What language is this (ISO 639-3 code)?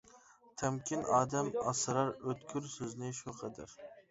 uig